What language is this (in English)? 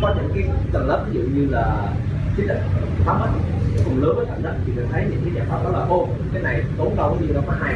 Vietnamese